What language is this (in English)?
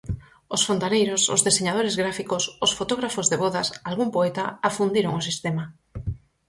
Galician